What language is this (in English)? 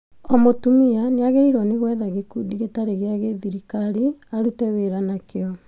Kikuyu